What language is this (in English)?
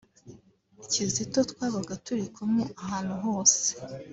Kinyarwanda